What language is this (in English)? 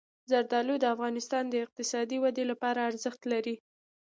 Pashto